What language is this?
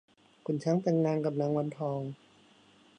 Thai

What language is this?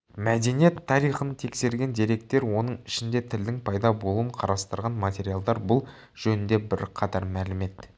Kazakh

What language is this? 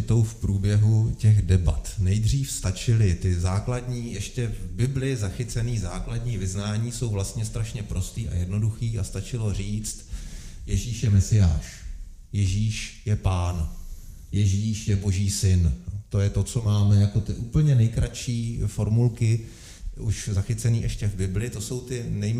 Czech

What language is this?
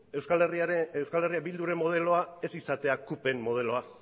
Basque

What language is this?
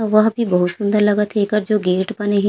Chhattisgarhi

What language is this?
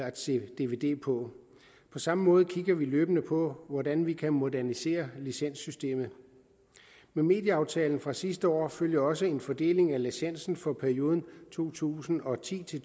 Danish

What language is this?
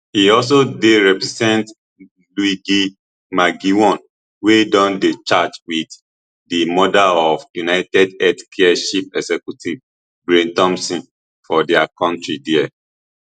Nigerian Pidgin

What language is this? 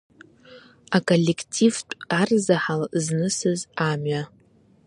Abkhazian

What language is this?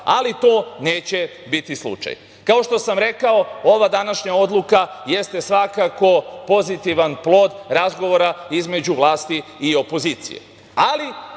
Serbian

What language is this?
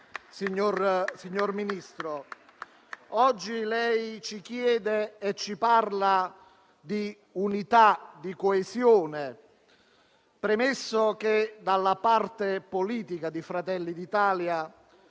Italian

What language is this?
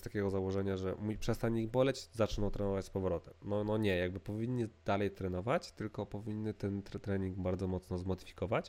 Polish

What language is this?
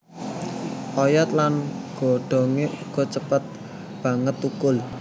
Javanese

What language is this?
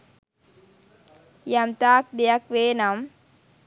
Sinhala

